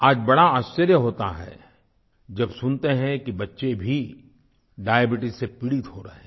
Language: Hindi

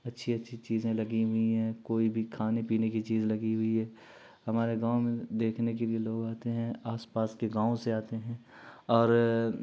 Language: Urdu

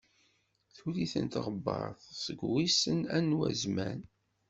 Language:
Kabyle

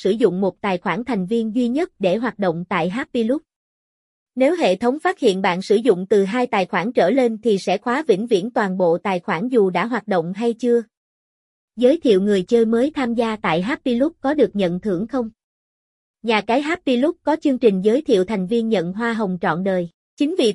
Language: Vietnamese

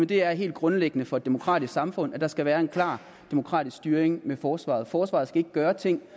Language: Danish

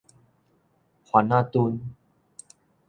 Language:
Min Nan Chinese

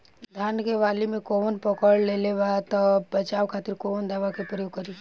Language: Bhojpuri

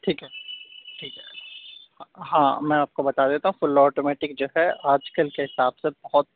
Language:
Urdu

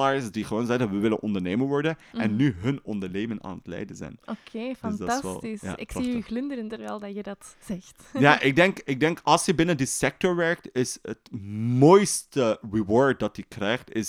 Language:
Dutch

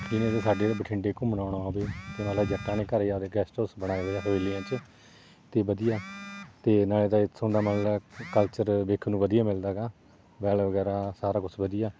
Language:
Punjabi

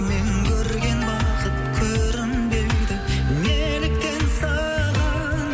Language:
Kazakh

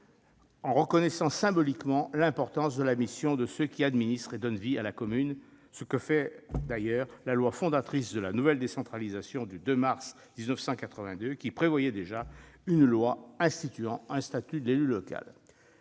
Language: French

